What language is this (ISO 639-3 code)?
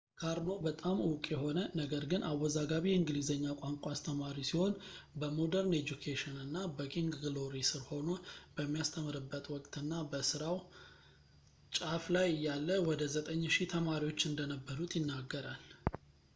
amh